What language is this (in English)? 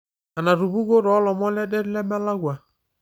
Masai